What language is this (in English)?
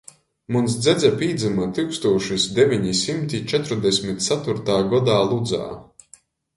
Latgalian